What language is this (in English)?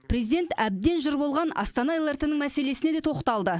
Kazakh